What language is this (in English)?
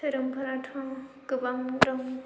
Bodo